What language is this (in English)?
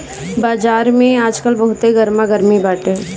Bhojpuri